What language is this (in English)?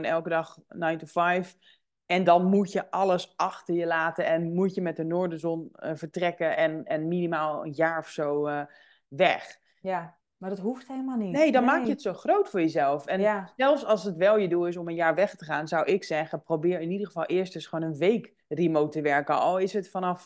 Dutch